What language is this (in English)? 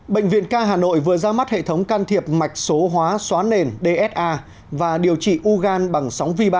Vietnamese